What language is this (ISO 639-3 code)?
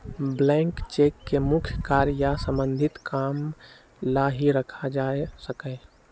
mag